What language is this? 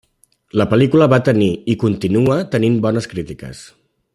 Catalan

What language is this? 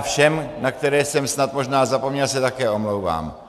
Czech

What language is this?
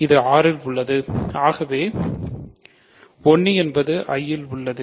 Tamil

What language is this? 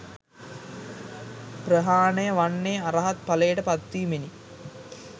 Sinhala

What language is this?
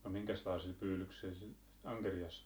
Finnish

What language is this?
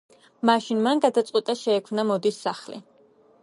Georgian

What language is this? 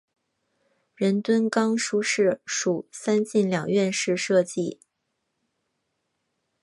Chinese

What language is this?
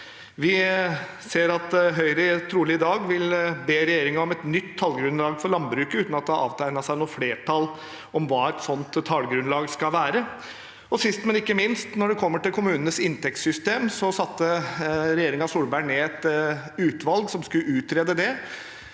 Norwegian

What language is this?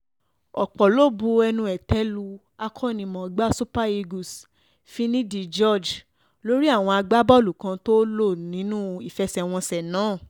Yoruba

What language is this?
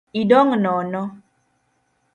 Luo (Kenya and Tanzania)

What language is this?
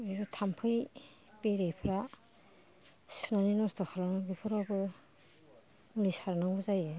Bodo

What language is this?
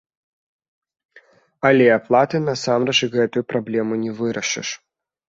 Belarusian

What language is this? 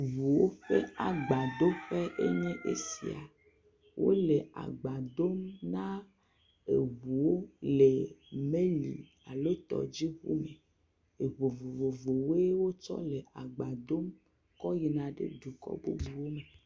Ewe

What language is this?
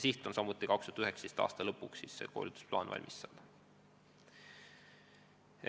Estonian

